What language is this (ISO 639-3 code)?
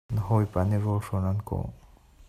cnh